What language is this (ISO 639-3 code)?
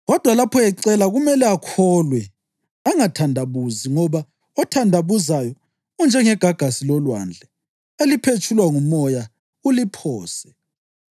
nde